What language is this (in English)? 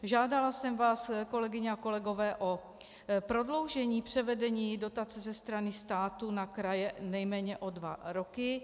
Czech